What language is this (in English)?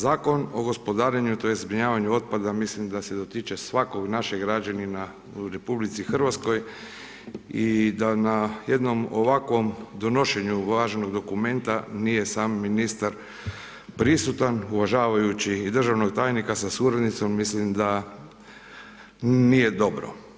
Croatian